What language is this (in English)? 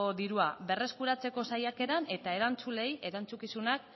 Basque